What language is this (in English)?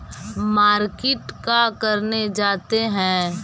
Magahi